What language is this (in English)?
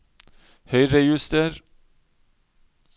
Norwegian